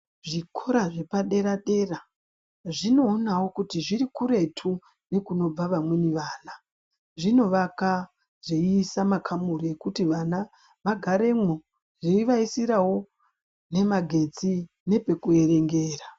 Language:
Ndau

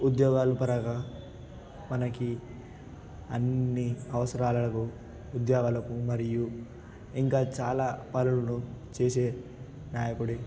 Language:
Telugu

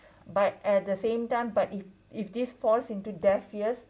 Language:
English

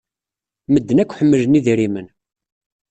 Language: Kabyle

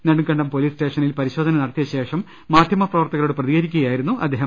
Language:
Malayalam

